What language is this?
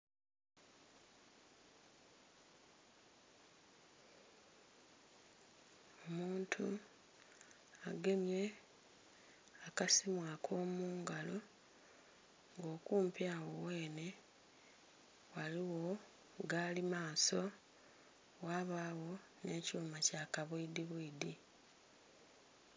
Soga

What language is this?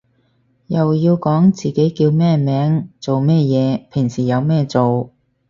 Cantonese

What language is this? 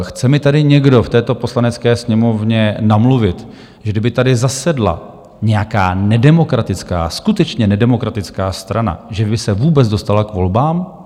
Czech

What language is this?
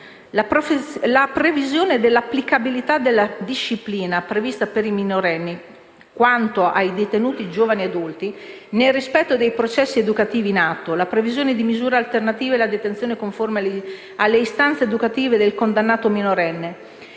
Italian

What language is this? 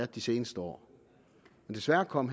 Danish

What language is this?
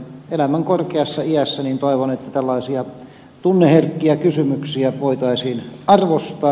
Finnish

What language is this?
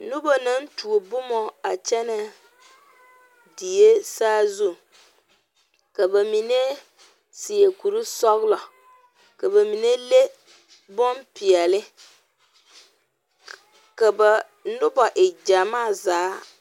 Southern Dagaare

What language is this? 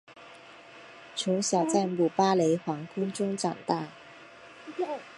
Chinese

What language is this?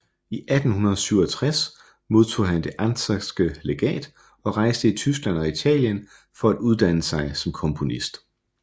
Danish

